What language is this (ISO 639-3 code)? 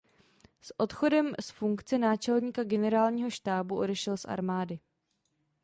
ces